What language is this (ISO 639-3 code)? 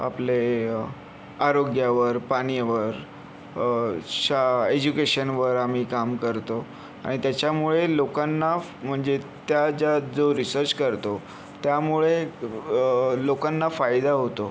mar